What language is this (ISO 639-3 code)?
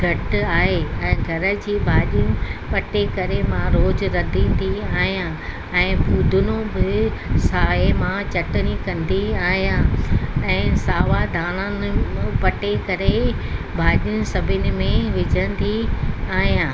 snd